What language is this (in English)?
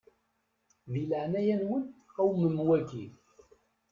Kabyle